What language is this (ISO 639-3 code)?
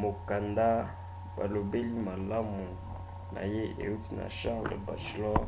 lin